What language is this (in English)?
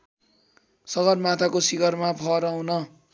Nepali